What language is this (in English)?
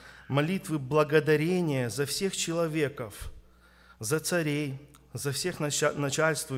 Russian